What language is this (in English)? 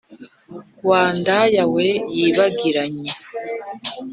Kinyarwanda